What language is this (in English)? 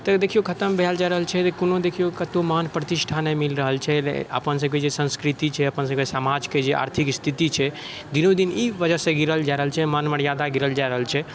Maithili